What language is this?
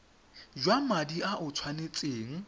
Tswana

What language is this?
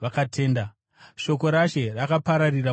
Shona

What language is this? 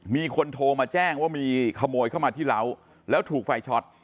Thai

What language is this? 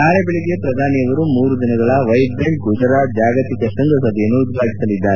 Kannada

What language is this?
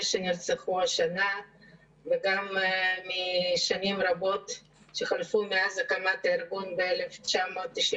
Hebrew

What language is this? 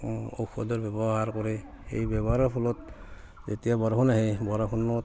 Assamese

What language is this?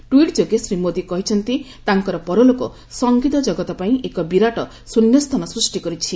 Odia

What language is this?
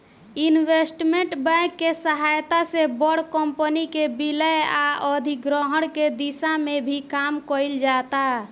Bhojpuri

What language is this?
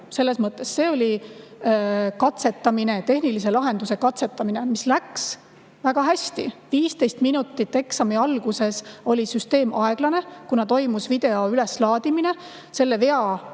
Estonian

